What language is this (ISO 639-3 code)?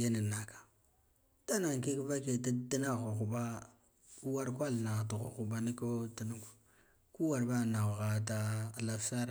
gdf